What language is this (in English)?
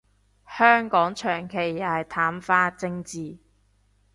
Cantonese